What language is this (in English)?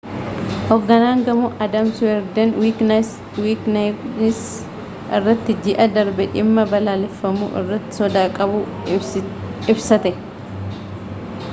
Oromo